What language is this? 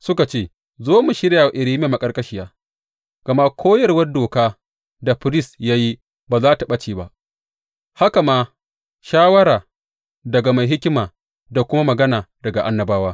Hausa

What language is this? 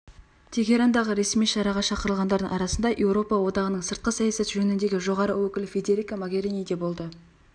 Kazakh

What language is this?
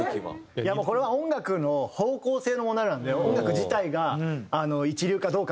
Japanese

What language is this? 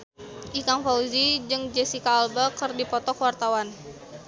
Sundanese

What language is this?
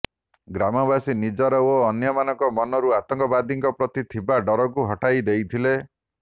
Odia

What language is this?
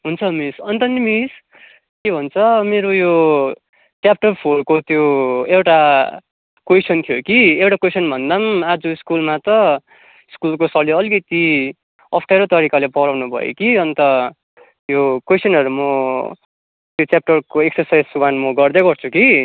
Nepali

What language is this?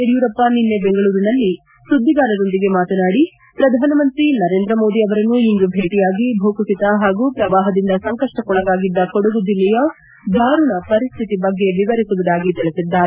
Kannada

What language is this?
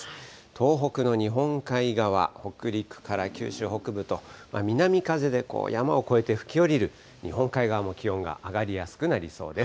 Japanese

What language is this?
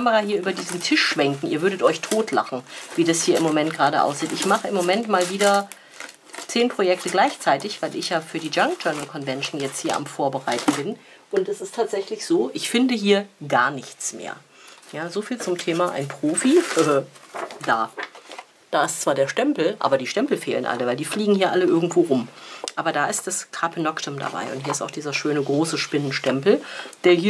German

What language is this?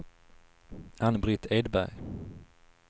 Swedish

